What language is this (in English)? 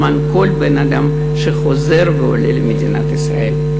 Hebrew